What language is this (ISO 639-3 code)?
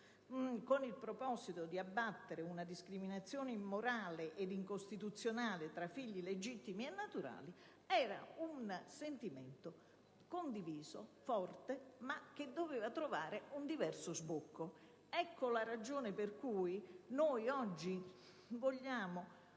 ita